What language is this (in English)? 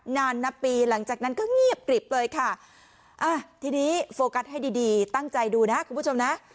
Thai